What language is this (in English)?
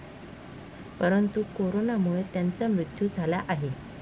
Marathi